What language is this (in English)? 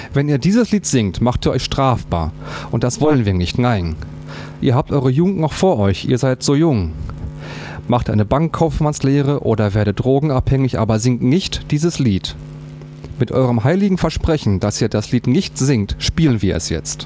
German